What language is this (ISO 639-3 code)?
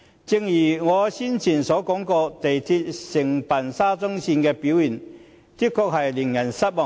yue